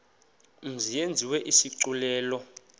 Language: Xhosa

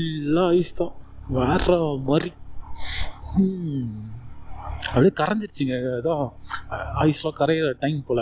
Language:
Tamil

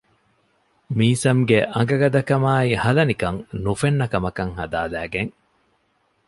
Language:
Divehi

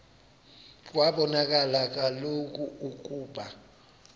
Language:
Xhosa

